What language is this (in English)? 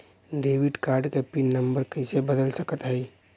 Bhojpuri